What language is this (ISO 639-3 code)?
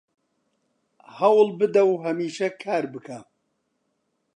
ckb